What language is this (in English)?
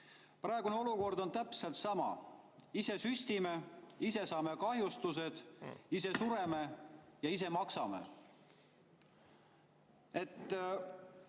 Estonian